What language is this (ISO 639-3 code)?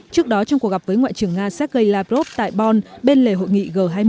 vie